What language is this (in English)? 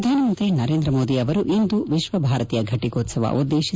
Kannada